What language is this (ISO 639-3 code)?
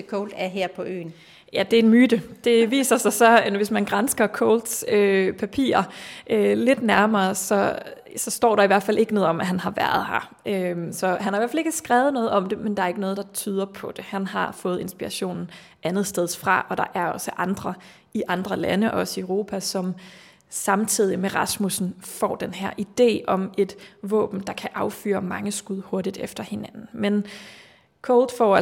dan